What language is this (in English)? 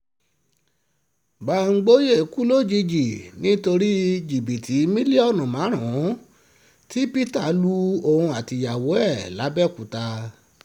Yoruba